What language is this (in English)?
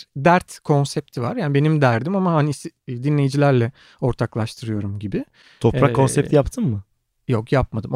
Turkish